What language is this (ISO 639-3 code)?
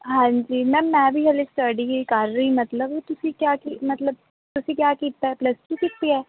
pan